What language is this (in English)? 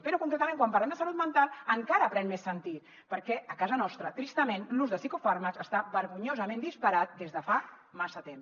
Catalan